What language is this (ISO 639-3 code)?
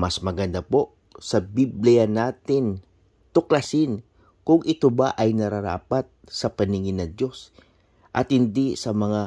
fil